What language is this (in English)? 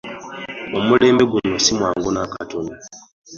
Ganda